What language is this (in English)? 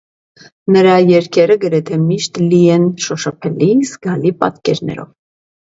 Armenian